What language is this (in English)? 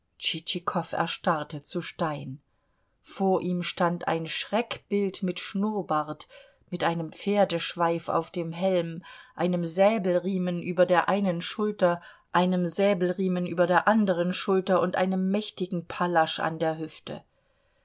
German